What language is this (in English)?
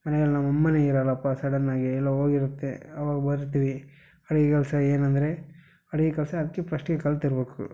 Kannada